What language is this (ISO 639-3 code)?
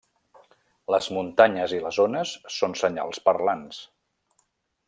cat